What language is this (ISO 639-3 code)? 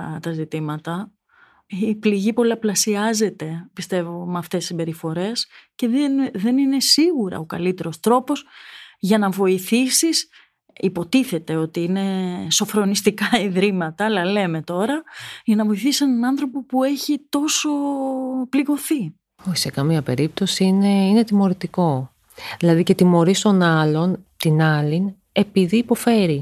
ell